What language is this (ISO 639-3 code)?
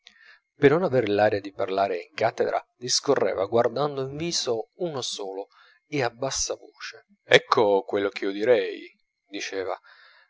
ita